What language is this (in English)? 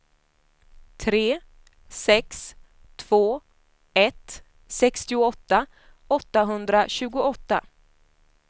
Swedish